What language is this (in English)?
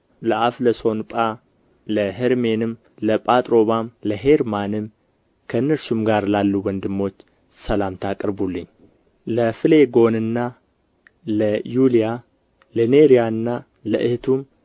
Amharic